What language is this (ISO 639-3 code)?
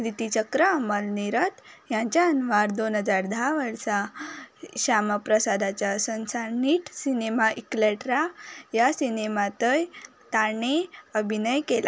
kok